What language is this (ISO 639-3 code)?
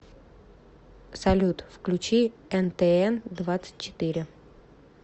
rus